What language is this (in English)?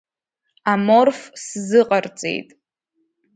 Abkhazian